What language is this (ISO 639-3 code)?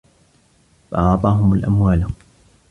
ara